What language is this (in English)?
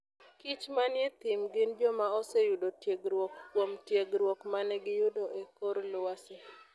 Luo (Kenya and Tanzania)